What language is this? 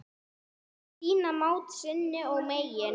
Icelandic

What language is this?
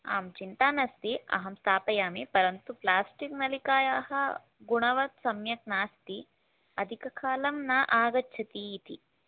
Sanskrit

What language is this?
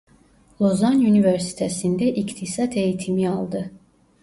Turkish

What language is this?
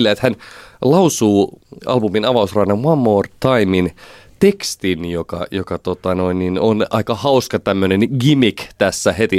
Finnish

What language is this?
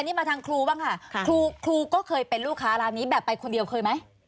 Thai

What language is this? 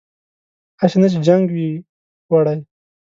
Pashto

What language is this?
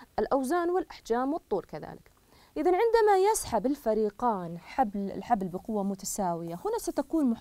Arabic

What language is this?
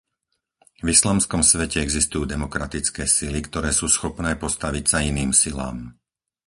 Slovak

